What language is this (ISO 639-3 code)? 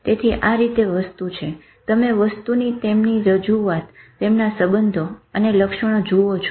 guj